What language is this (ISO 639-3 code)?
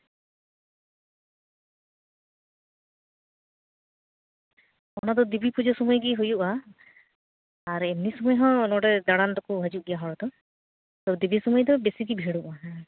sat